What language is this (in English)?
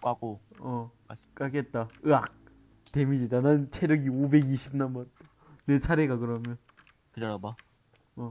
Korean